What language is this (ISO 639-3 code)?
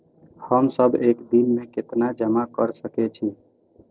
mai